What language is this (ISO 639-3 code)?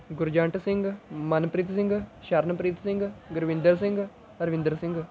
pan